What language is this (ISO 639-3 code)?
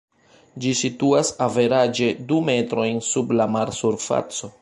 epo